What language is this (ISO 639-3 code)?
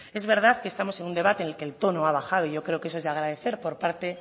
spa